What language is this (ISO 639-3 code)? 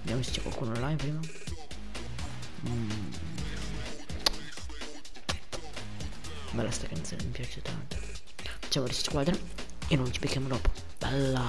ita